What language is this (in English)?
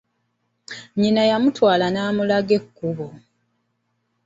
Ganda